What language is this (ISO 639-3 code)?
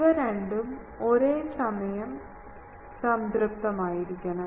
mal